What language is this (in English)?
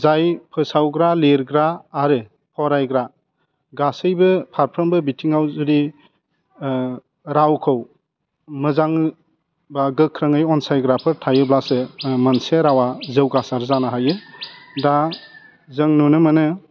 Bodo